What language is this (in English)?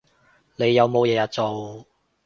Cantonese